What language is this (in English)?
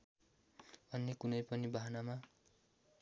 Nepali